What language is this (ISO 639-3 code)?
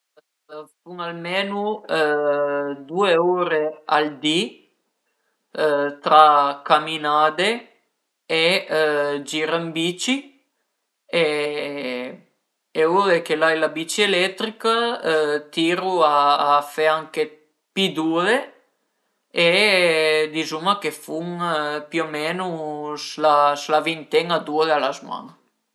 pms